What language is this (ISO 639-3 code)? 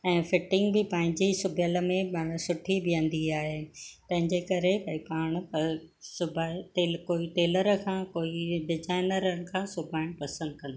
snd